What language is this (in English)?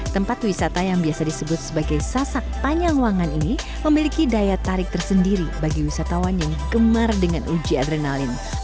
Indonesian